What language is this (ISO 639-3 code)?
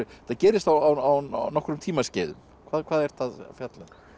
isl